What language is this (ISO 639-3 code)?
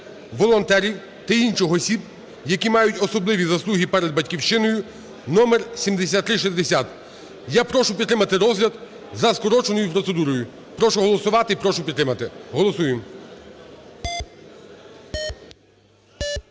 ukr